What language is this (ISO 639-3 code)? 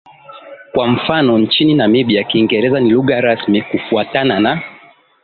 swa